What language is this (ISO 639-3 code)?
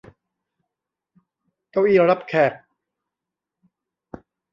tha